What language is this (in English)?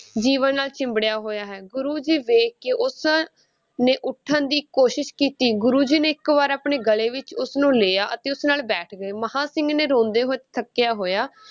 Punjabi